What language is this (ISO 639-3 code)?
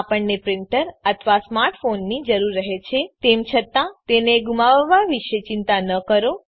guj